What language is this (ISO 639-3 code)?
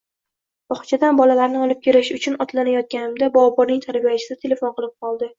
uzb